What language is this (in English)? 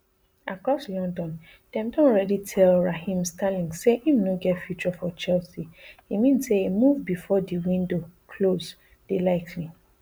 Nigerian Pidgin